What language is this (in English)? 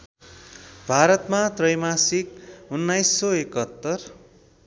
Nepali